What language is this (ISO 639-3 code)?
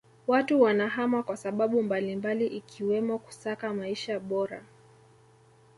swa